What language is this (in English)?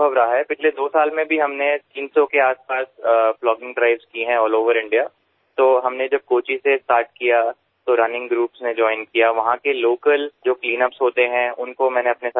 Gujarati